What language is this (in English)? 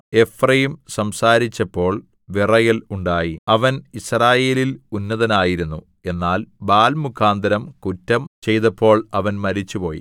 Malayalam